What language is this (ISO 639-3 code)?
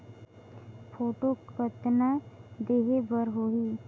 hne